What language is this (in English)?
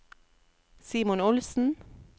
Norwegian